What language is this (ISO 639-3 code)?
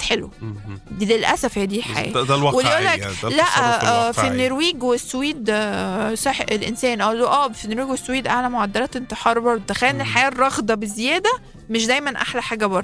ara